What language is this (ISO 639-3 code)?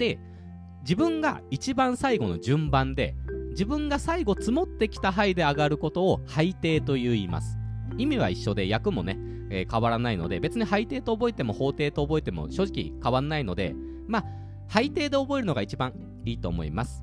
jpn